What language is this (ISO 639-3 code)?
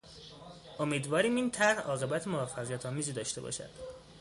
fas